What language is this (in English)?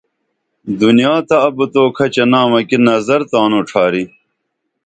Dameli